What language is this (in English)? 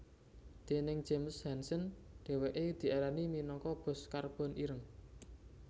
Javanese